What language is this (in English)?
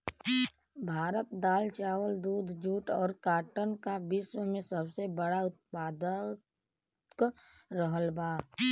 Bhojpuri